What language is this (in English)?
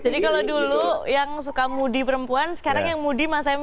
Indonesian